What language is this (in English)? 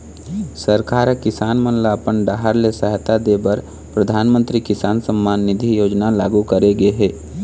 Chhattisgarhi